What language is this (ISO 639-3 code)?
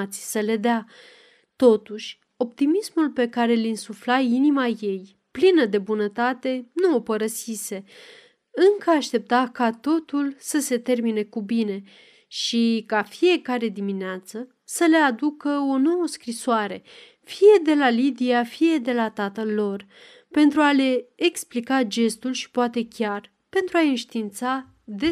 ron